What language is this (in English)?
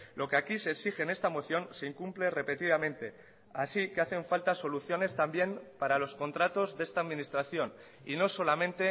Spanish